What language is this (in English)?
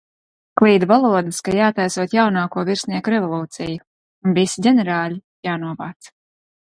Latvian